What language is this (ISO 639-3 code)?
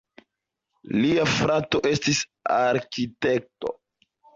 epo